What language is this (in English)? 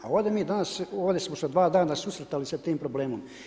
Croatian